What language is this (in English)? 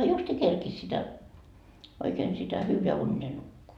Finnish